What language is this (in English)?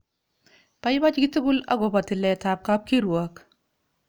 Kalenjin